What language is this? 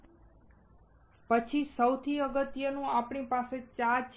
Gujarati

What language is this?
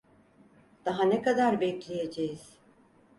Turkish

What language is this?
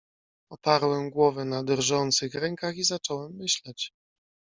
Polish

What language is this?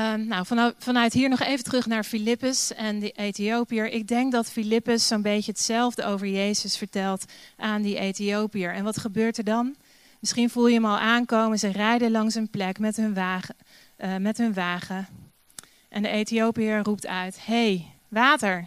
Dutch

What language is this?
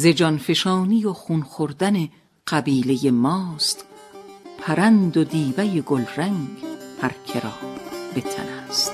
Persian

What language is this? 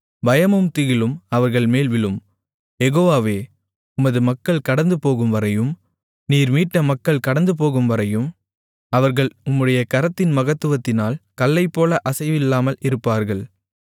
Tamil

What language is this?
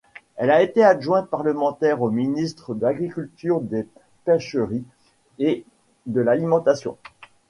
French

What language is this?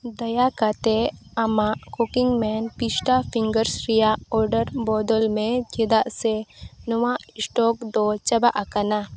Santali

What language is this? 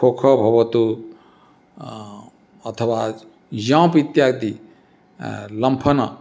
Sanskrit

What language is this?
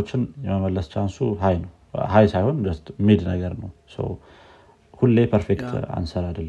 Amharic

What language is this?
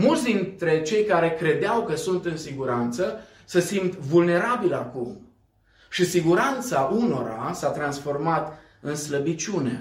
Romanian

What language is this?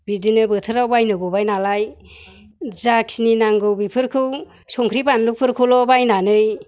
Bodo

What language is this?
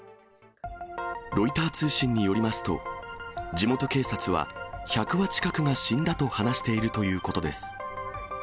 Japanese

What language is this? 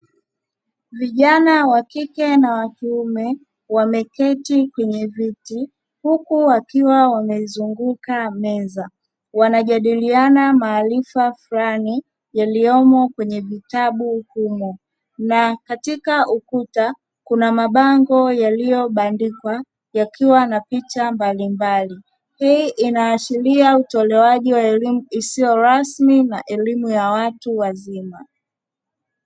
Swahili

